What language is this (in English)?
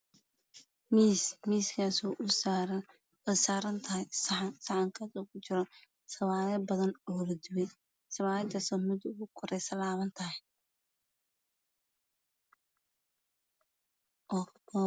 Somali